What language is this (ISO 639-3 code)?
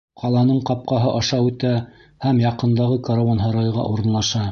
bak